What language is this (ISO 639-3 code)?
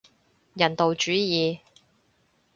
yue